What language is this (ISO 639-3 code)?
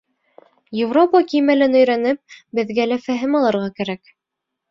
bak